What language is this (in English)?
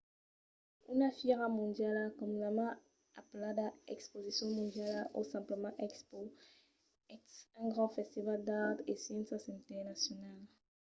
Occitan